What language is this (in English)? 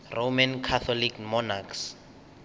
Venda